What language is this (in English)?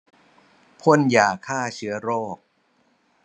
Thai